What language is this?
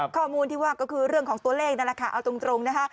Thai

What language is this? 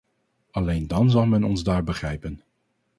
Dutch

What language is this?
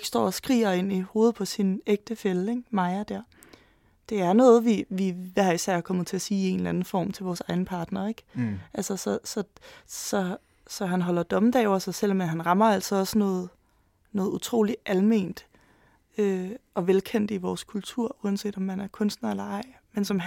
Danish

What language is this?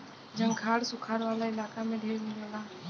Bhojpuri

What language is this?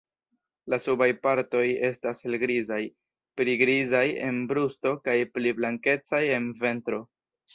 Esperanto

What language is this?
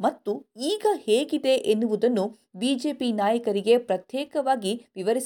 Kannada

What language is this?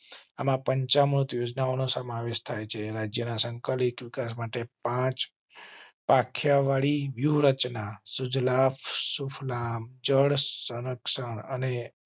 Gujarati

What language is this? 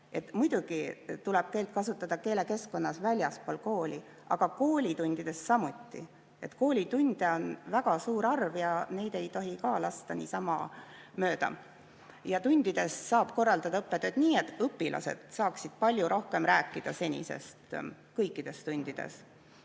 Estonian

